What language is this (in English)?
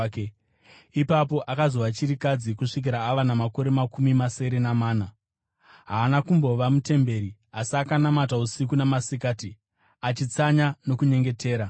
Shona